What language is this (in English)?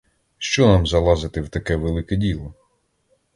Ukrainian